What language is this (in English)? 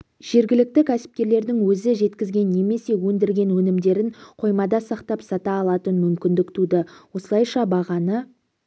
Kazakh